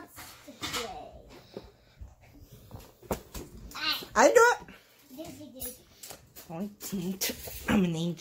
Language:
English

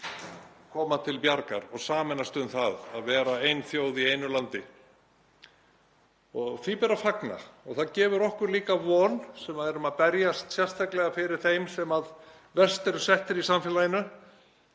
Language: Icelandic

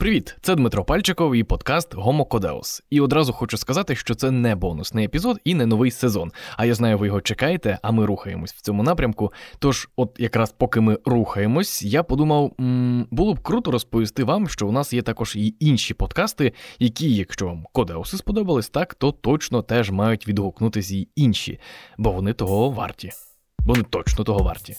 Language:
Ukrainian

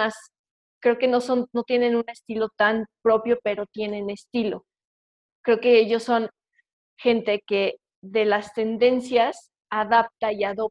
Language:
Spanish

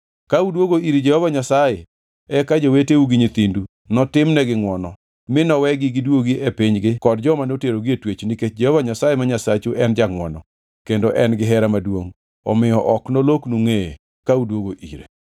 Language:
Luo (Kenya and Tanzania)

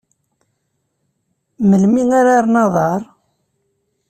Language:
Kabyle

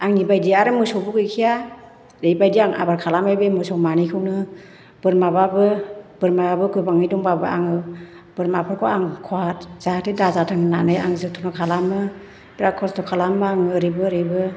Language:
Bodo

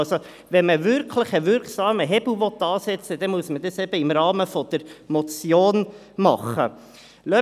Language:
Swiss German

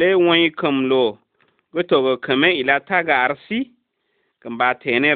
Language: Arabic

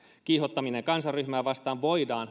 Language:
Finnish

